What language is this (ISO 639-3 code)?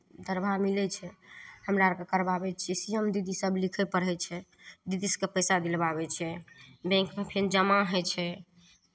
mai